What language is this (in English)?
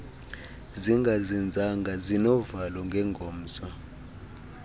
Xhosa